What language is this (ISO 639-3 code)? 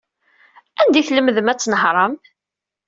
kab